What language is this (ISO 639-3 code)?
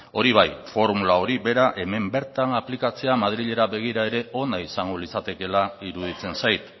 eus